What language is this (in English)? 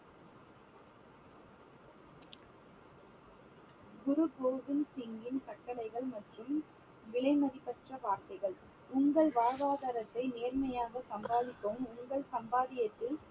Tamil